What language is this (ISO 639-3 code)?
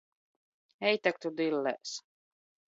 lav